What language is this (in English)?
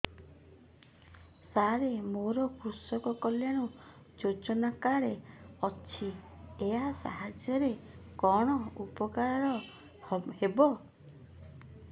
Odia